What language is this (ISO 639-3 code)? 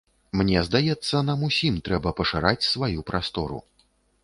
bel